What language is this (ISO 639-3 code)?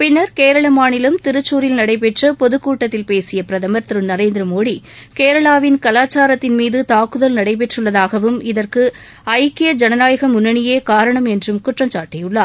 tam